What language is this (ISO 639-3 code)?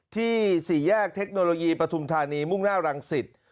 tha